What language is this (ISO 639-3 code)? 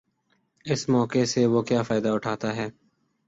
urd